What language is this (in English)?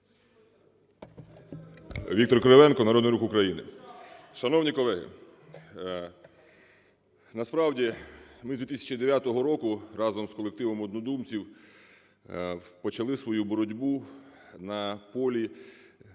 Ukrainian